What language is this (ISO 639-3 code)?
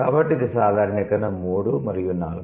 tel